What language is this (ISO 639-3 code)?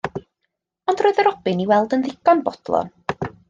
cym